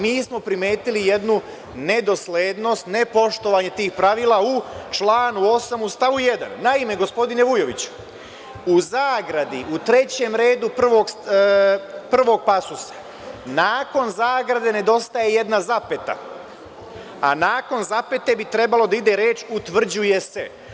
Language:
Serbian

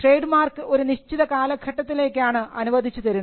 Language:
Malayalam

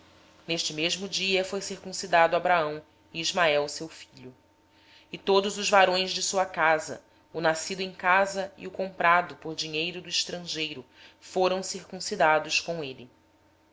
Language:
Portuguese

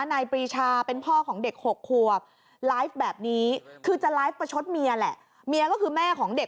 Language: Thai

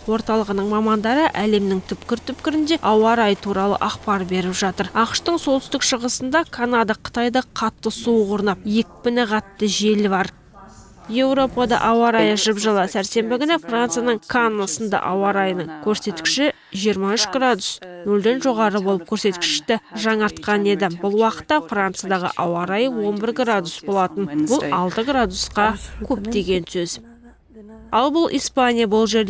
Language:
Russian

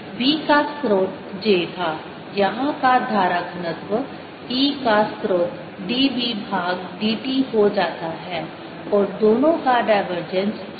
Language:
Hindi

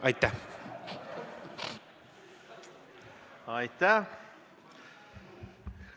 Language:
Estonian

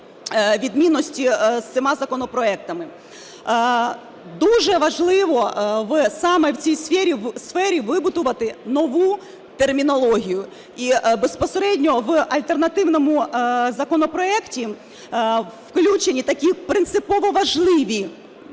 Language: Ukrainian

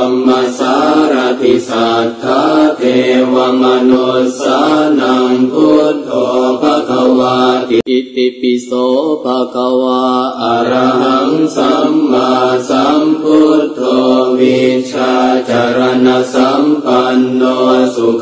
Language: Indonesian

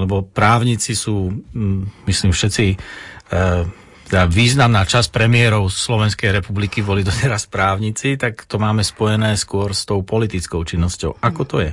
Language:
Slovak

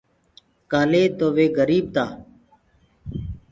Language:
Gurgula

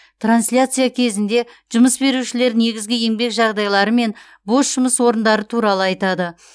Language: Kazakh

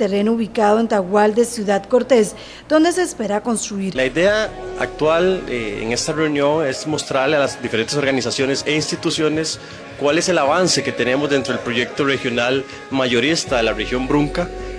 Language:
Spanish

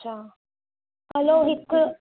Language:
Sindhi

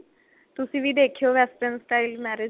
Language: Punjabi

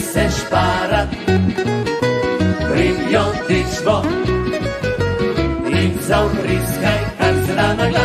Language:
Vietnamese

